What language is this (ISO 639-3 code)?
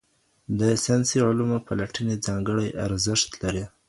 pus